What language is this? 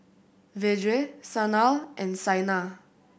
English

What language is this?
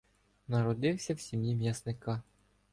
Ukrainian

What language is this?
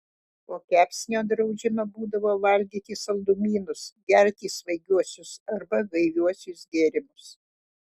Lithuanian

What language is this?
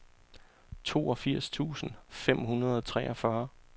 Danish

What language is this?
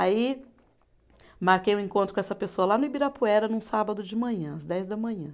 Portuguese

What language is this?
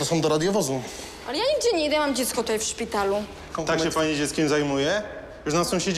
Polish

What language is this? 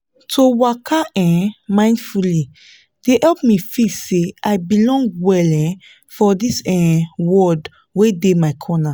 Nigerian Pidgin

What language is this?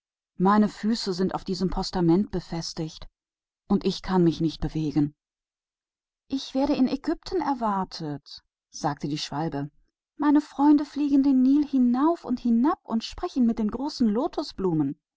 German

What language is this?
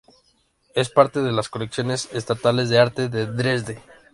Spanish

